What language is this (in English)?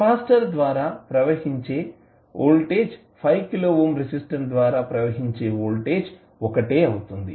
Telugu